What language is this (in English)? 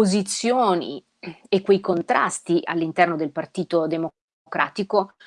Italian